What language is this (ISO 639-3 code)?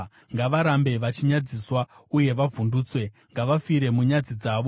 sna